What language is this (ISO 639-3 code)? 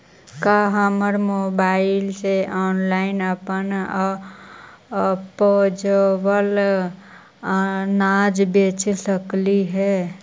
mag